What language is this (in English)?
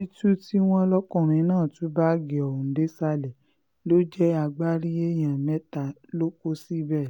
Yoruba